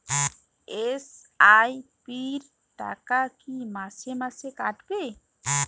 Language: Bangla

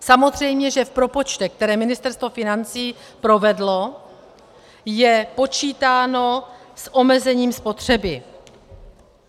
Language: Czech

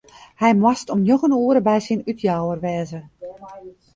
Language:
Western Frisian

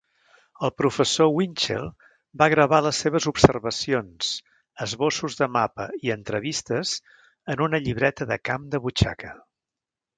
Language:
Catalan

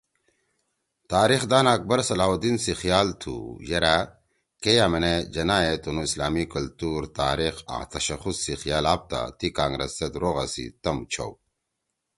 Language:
Torwali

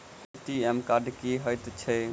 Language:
Maithili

